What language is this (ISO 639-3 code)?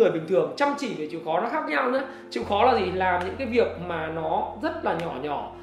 vie